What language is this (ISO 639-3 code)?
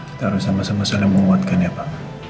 ind